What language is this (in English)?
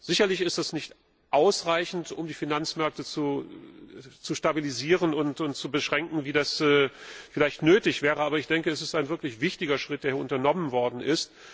German